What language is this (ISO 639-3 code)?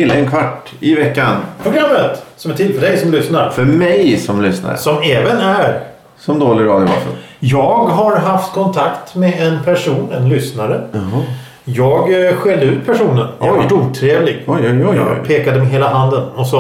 swe